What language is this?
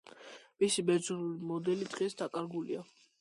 Georgian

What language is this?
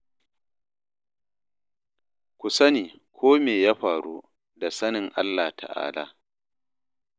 Hausa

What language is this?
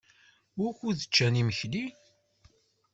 Kabyle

